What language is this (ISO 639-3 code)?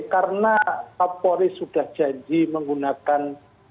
ind